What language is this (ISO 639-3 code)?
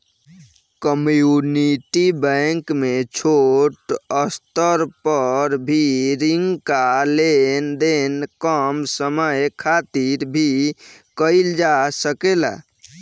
bho